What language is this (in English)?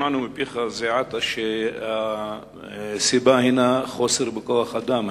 Hebrew